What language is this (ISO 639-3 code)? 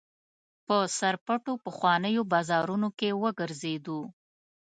pus